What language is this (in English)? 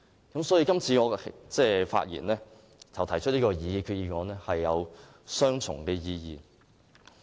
Cantonese